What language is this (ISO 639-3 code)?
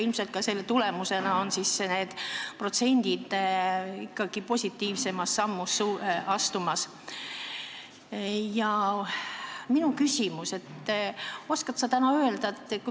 est